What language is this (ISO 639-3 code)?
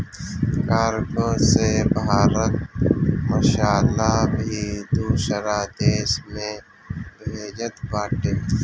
bho